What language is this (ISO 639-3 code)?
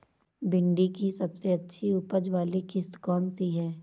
hin